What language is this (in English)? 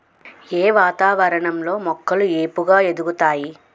Telugu